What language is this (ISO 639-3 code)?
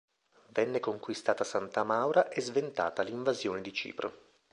ita